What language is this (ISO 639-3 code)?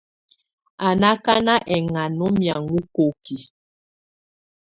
tvu